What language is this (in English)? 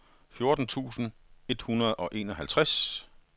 Danish